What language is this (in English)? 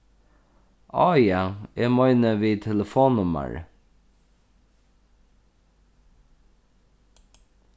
Faroese